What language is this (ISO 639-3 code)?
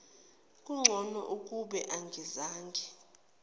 zul